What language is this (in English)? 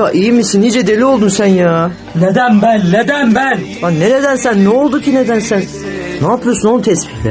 Turkish